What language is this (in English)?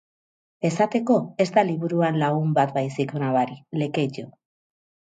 Basque